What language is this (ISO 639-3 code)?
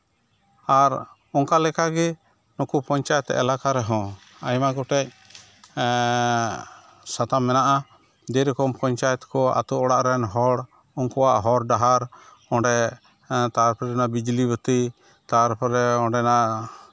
sat